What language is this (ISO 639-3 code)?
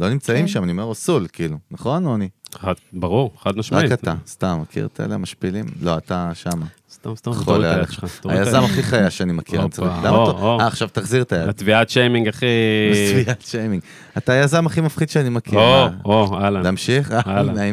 heb